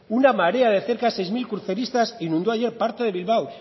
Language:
Spanish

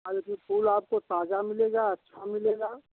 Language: Hindi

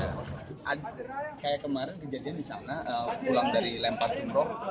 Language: Indonesian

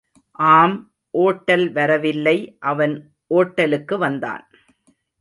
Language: Tamil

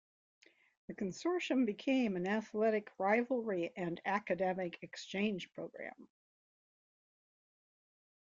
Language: English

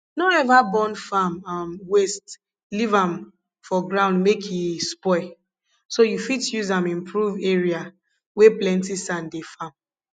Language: Nigerian Pidgin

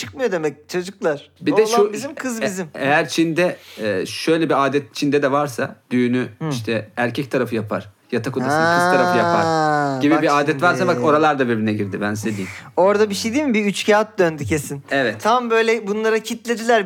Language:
Turkish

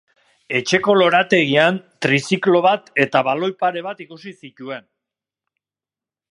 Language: Basque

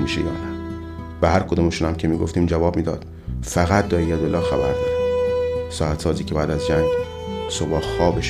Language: Persian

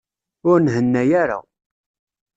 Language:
Kabyle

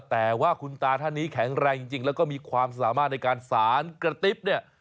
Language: Thai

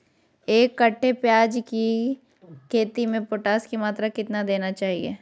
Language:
Magahi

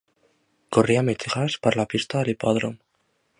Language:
Catalan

